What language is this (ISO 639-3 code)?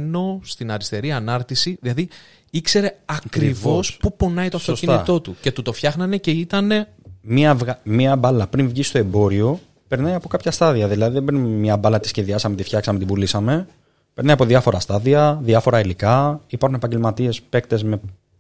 ell